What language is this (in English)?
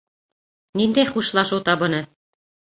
Bashkir